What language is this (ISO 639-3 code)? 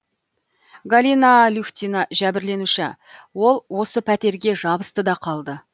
kaz